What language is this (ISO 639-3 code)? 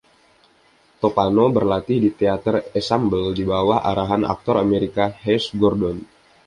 ind